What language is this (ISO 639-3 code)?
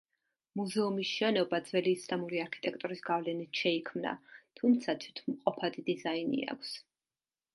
kat